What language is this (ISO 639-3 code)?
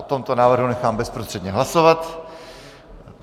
ces